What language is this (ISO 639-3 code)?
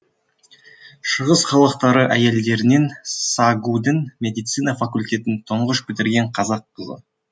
kaz